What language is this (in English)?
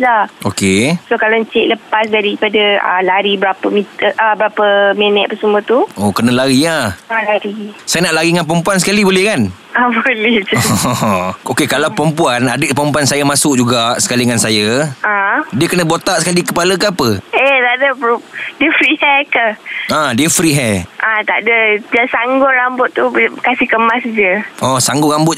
Malay